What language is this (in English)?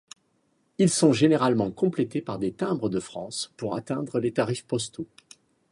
French